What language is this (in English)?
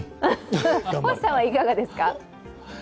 Japanese